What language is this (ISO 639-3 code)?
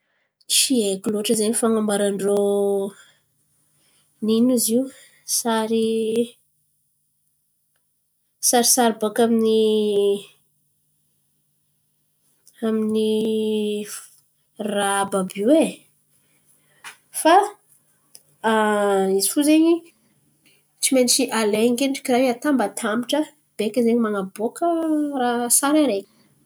xmv